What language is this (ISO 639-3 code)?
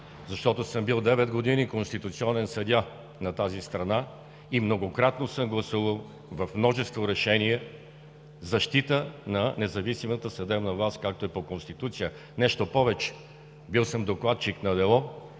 bul